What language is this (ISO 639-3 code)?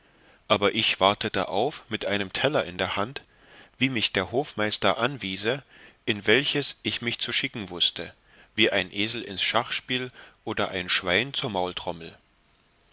deu